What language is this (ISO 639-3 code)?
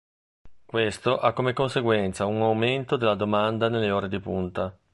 ita